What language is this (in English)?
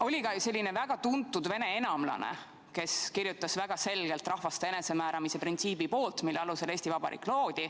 Estonian